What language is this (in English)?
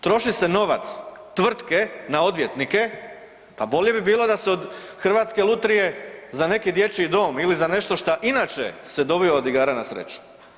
Croatian